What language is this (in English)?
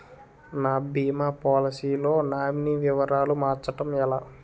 Telugu